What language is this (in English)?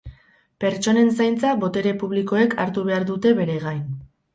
Basque